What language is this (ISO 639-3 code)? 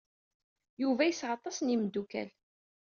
kab